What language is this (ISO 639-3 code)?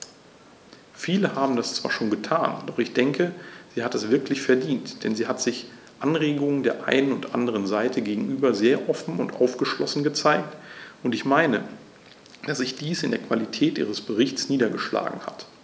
deu